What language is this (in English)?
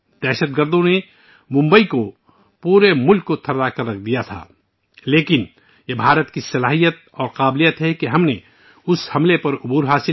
Urdu